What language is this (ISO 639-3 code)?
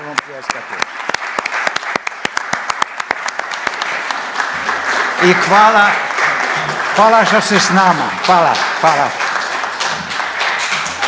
hrv